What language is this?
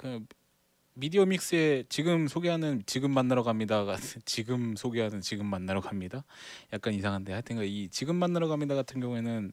Korean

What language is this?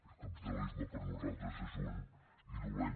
Catalan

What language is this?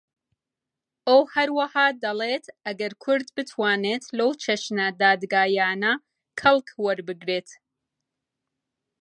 Central Kurdish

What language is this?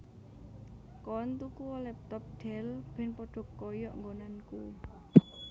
Javanese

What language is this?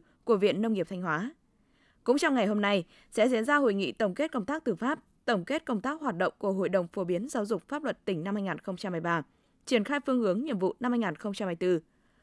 Vietnamese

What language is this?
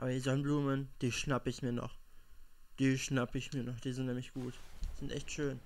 German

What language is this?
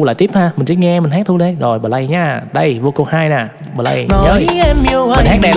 Vietnamese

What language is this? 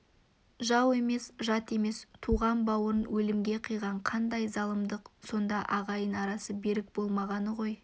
Kazakh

